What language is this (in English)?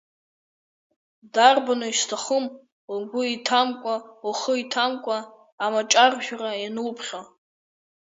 Abkhazian